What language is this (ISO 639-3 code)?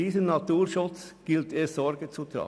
gsw